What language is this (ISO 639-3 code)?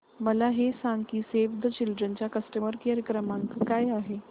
mar